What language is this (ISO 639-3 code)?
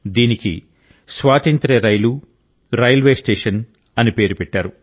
tel